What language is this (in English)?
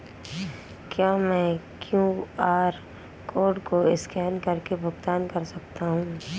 Hindi